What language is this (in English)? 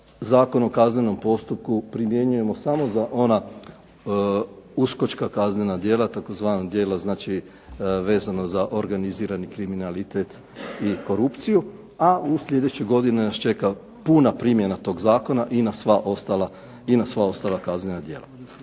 Croatian